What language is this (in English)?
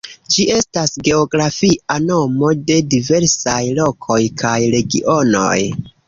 Esperanto